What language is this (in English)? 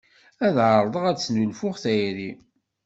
Kabyle